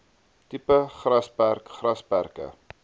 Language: Afrikaans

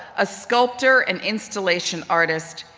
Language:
English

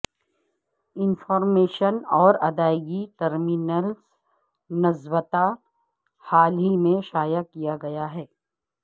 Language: Urdu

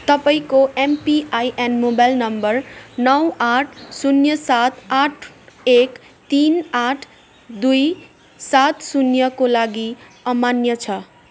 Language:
Nepali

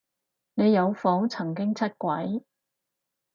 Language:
Cantonese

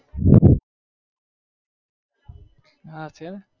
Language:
Gujarati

